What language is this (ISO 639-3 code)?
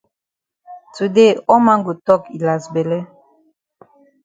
wes